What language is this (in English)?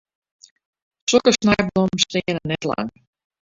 Western Frisian